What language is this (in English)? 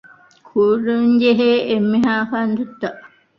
Divehi